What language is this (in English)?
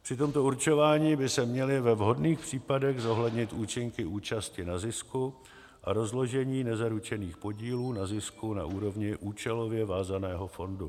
Czech